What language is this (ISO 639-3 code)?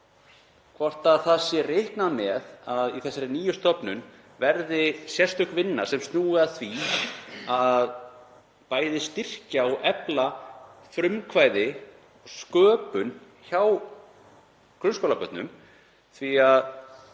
isl